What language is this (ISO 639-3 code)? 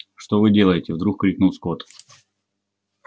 rus